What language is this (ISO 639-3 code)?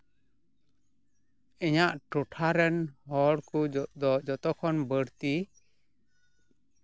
sat